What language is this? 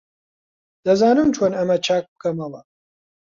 Central Kurdish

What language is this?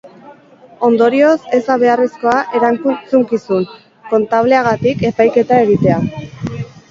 Basque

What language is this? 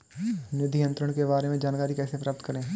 Hindi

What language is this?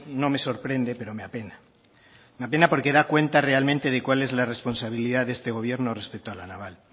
Spanish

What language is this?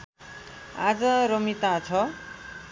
Nepali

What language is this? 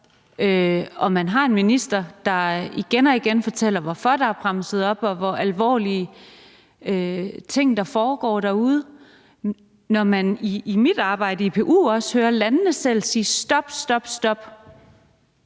Danish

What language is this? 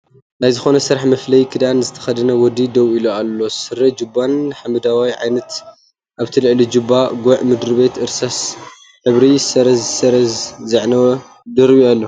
Tigrinya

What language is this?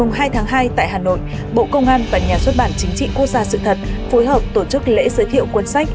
Vietnamese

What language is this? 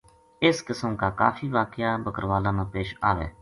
Gujari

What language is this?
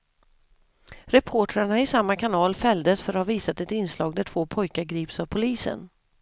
Swedish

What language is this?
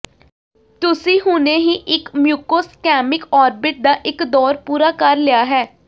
Punjabi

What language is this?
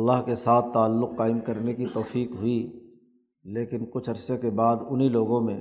Urdu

